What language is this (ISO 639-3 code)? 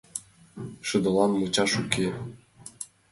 chm